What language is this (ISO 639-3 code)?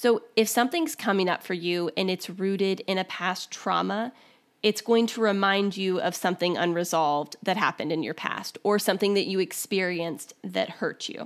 eng